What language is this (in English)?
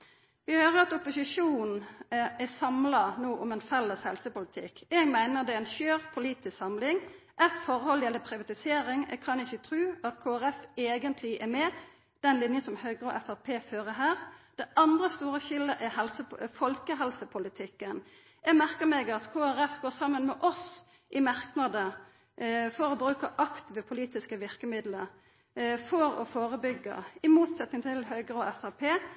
Norwegian Nynorsk